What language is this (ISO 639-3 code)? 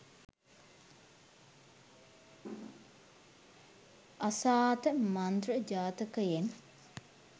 sin